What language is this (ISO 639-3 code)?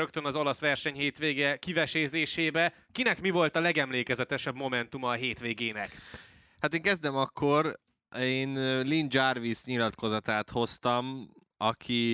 hun